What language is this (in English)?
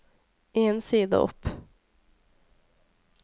Norwegian